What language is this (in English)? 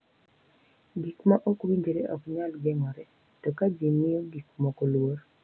Luo (Kenya and Tanzania)